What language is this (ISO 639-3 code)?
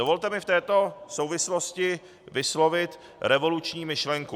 ces